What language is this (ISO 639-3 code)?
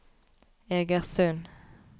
nor